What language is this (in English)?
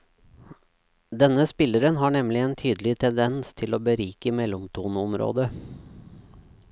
Norwegian